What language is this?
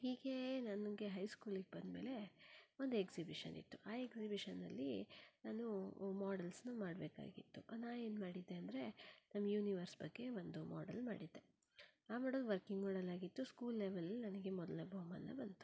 Kannada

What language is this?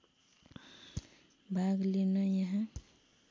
Nepali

